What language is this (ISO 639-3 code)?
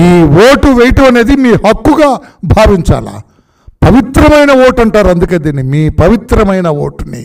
tel